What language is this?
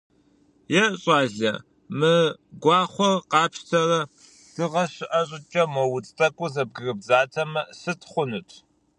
Kabardian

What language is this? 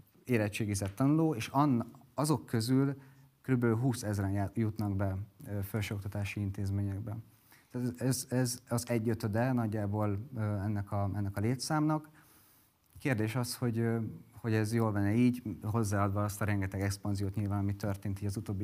Hungarian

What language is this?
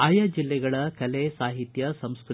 Kannada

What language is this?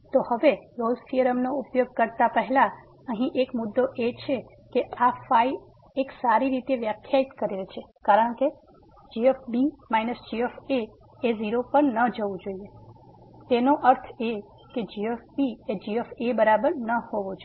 Gujarati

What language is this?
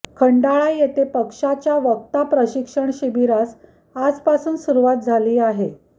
Marathi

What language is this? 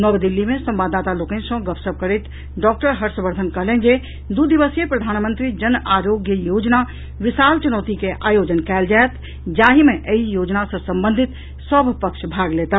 Maithili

